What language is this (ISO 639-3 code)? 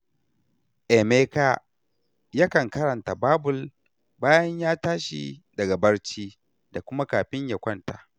hau